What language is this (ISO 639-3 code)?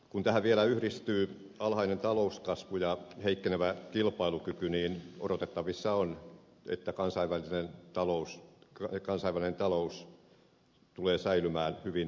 fin